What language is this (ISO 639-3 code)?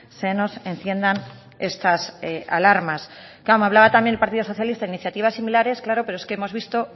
spa